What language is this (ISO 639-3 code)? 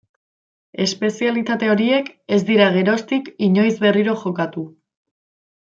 eus